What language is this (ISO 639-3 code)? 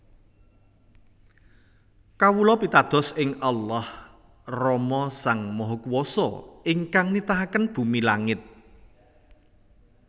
jav